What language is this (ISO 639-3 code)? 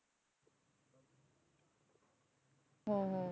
pan